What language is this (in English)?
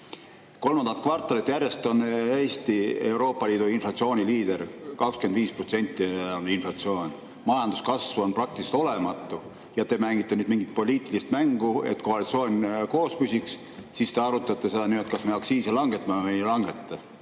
Estonian